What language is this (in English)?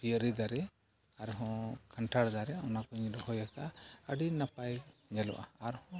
Santali